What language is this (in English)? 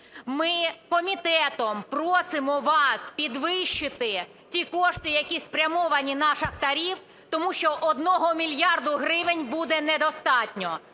Ukrainian